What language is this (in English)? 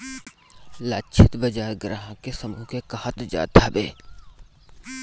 Bhojpuri